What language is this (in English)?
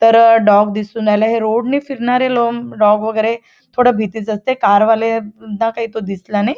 Marathi